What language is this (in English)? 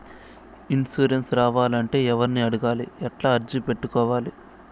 Telugu